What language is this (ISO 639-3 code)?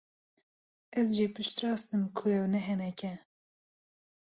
kur